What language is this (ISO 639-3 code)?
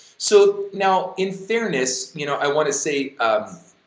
eng